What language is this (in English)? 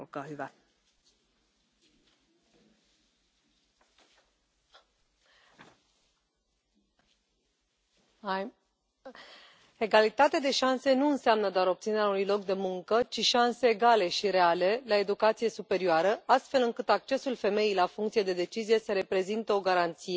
Romanian